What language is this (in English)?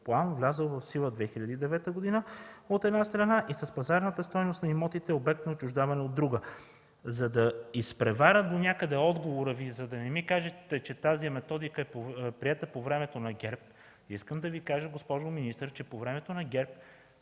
Bulgarian